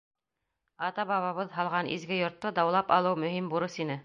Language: Bashkir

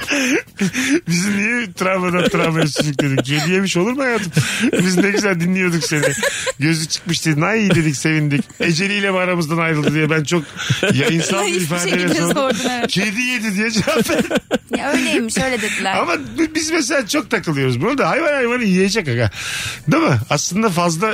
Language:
Turkish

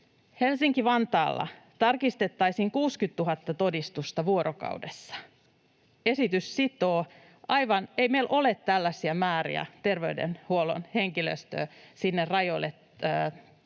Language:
Finnish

